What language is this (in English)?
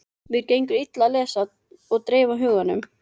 Icelandic